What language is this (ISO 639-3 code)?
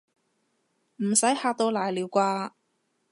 yue